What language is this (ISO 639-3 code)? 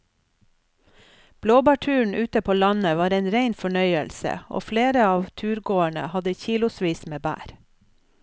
nor